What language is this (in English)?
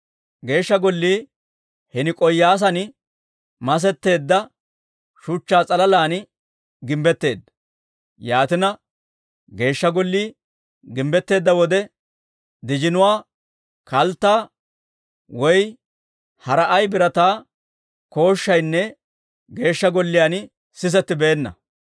Dawro